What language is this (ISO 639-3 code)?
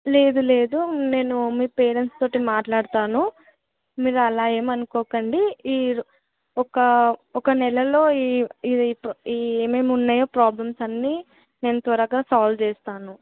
tel